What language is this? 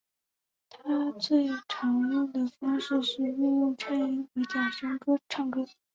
Chinese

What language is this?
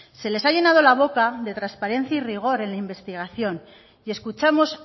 Spanish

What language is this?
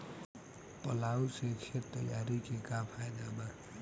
Bhojpuri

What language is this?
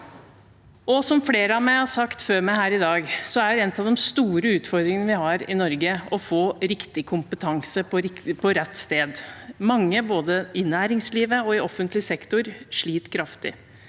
Norwegian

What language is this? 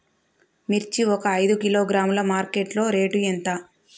Telugu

